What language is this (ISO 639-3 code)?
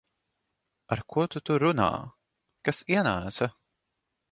lav